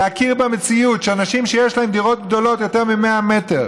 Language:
Hebrew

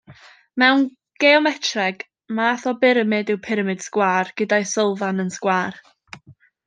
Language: Welsh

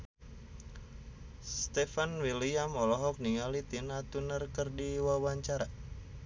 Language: Sundanese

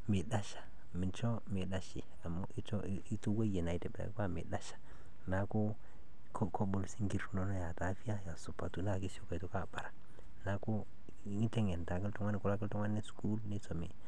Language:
Masai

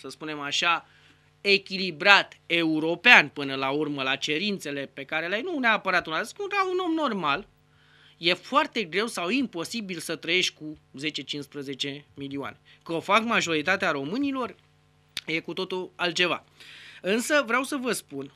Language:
Romanian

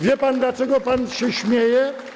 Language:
Polish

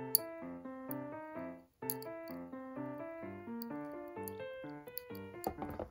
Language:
Japanese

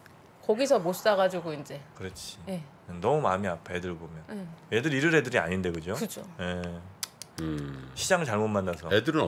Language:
Korean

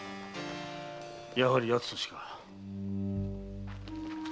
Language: Japanese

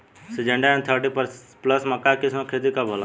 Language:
Bhojpuri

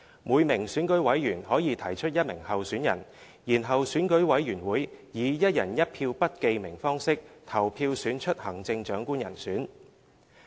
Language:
Cantonese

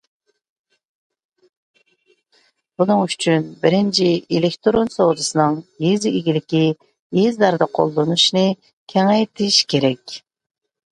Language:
Uyghur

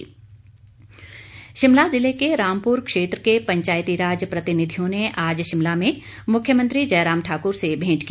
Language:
Hindi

